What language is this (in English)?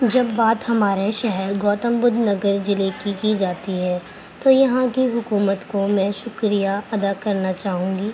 Urdu